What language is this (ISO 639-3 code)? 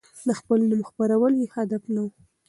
pus